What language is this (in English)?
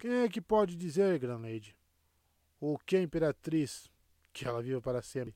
Portuguese